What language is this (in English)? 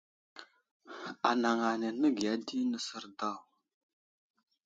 Wuzlam